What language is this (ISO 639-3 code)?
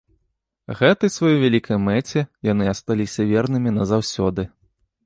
bel